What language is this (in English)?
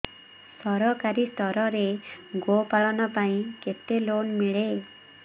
Odia